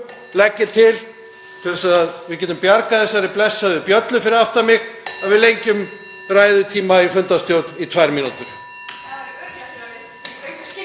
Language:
Icelandic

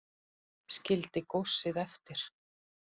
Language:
Icelandic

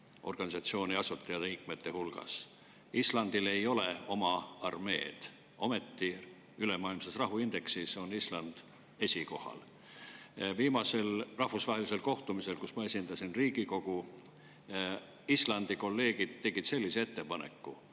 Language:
Estonian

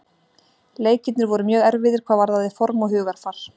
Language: Icelandic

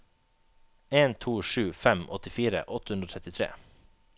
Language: Norwegian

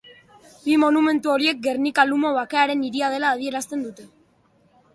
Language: Basque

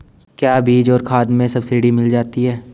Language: Hindi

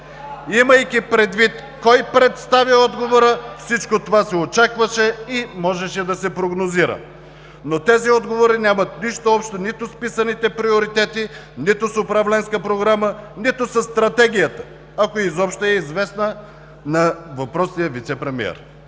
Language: Bulgarian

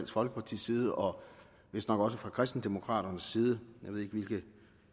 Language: Danish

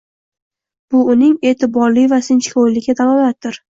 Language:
Uzbek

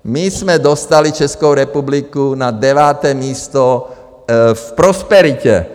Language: Czech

